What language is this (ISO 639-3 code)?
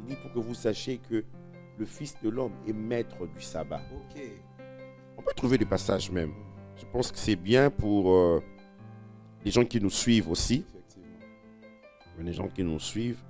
fra